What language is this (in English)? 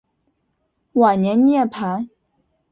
Chinese